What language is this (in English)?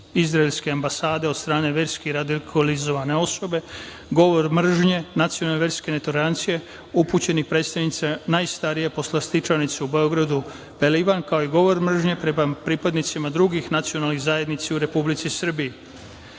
Serbian